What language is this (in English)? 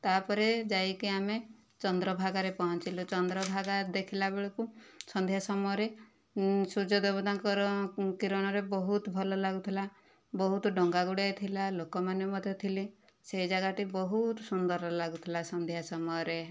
Odia